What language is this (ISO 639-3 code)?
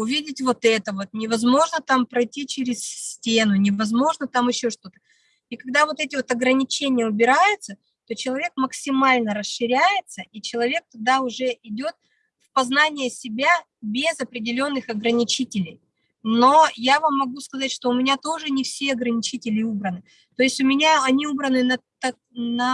rus